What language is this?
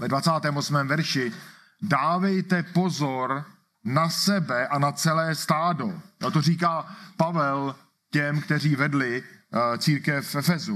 Czech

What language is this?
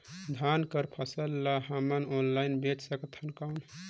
Chhattisgarhi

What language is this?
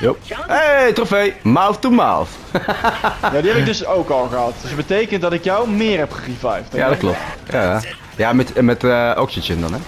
Dutch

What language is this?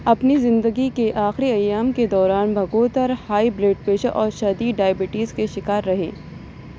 Urdu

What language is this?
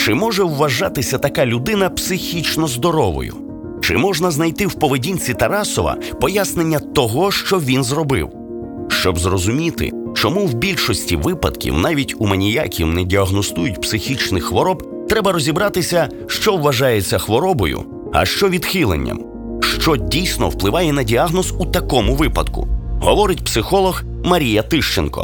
Ukrainian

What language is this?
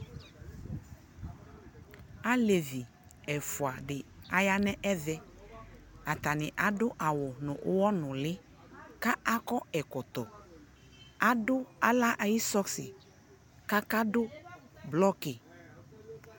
Ikposo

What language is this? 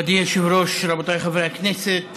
Hebrew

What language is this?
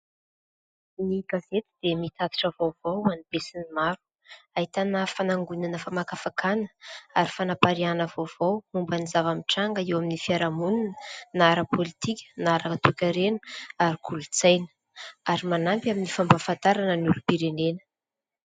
Malagasy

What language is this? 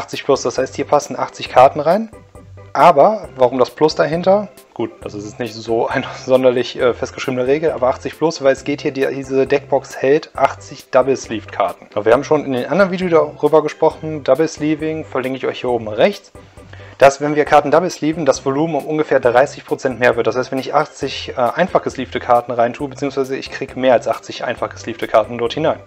German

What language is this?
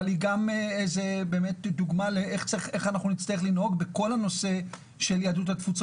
Hebrew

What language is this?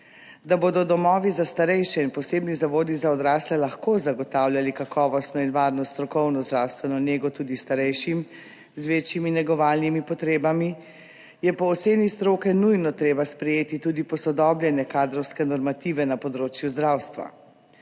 Slovenian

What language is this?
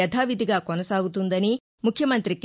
Telugu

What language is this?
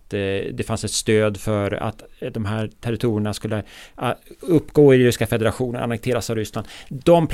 Swedish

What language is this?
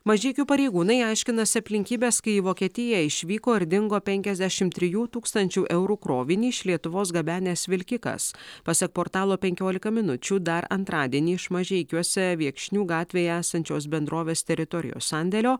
Lithuanian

